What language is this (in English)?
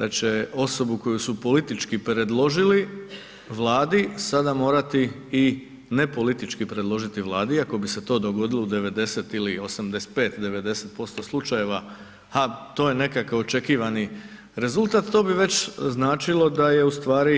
Croatian